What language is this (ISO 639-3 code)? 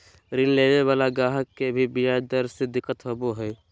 mag